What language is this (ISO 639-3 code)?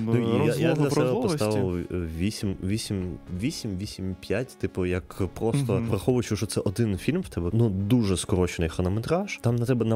ukr